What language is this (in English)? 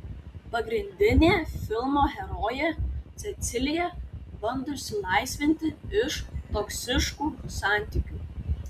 Lithuanian